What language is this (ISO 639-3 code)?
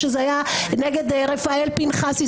heb